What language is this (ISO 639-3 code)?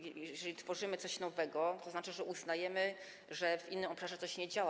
pol